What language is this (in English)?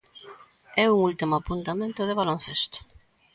Galician